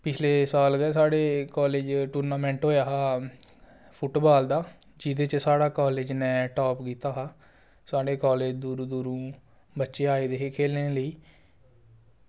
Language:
Dogri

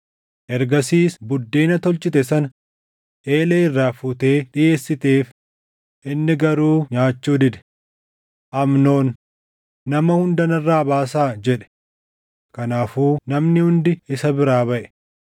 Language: Oromo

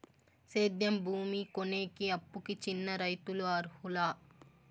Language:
Telugu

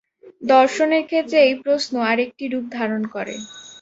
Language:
Bangla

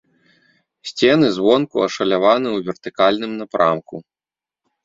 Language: Belarusian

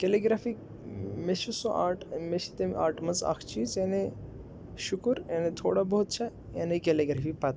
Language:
Kashmiri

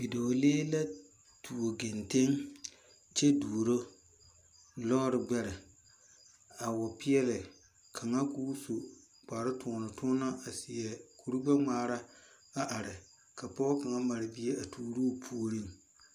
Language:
Southern Dagaare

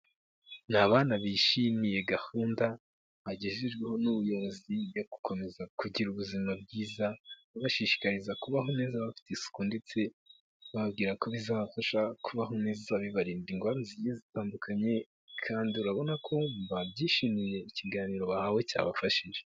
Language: Kinyarwanda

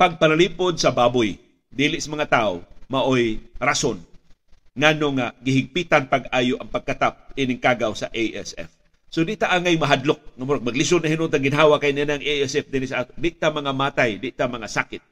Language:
Filipino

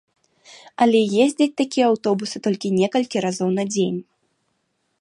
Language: Belarusian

